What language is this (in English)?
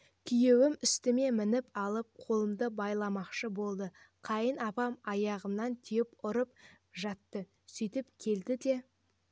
Kazakh